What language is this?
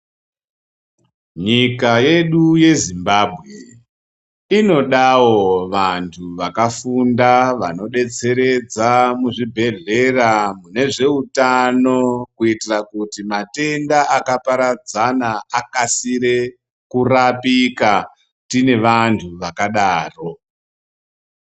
Ndau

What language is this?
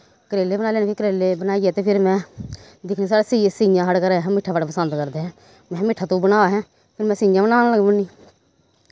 Dogri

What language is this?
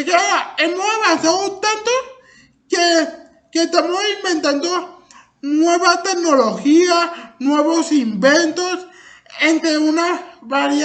Spanish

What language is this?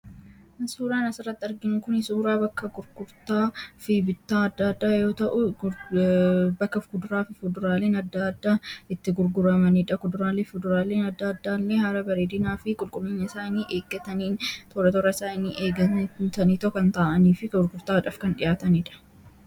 Oromo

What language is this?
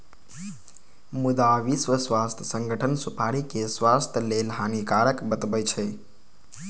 Maithili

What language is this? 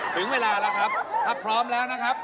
Thai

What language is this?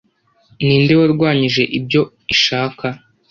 Kinyarwanda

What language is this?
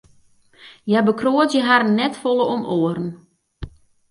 Western Frisian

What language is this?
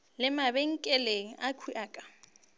Northern Sotho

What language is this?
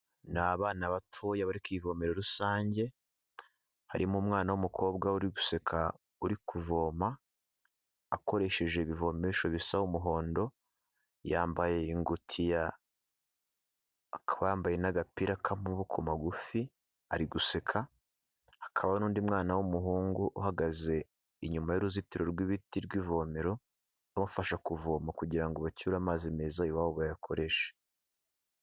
Kinyarwanda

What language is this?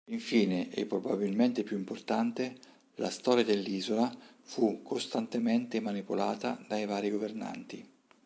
Italian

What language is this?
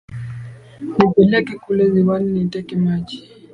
Swahili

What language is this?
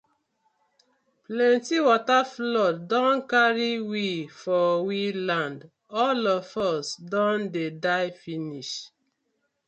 Nigerian Pidgin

